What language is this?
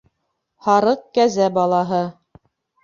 Bashkir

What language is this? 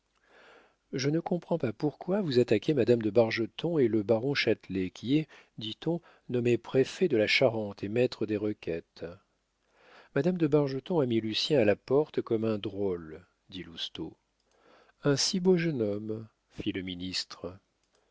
French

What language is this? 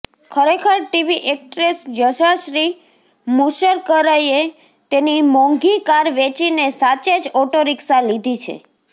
Gujarati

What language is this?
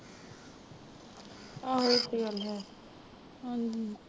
Punjabi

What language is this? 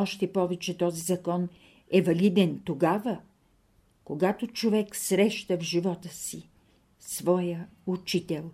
Bulgarian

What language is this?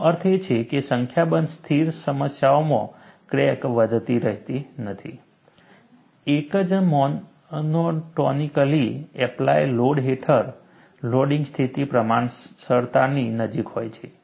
Gujarati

